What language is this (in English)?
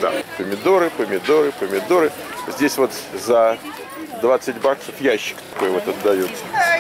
Russian